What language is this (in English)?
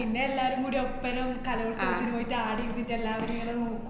Malayalam